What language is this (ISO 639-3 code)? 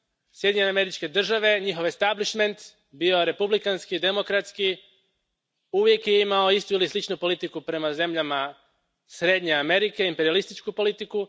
hrv